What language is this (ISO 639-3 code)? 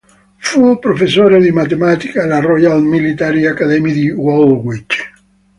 ita